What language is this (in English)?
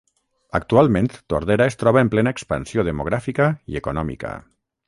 Catalan